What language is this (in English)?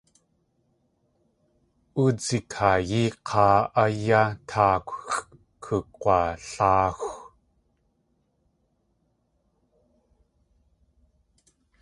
Tlingit